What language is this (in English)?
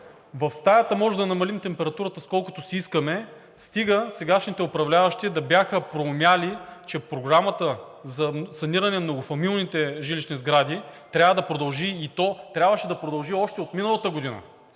Bulgarian